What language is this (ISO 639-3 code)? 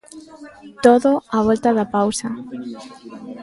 glg